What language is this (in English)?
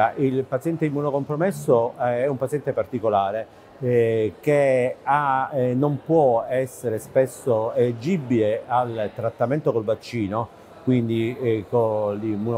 Italian